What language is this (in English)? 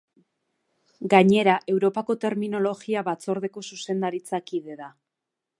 Basque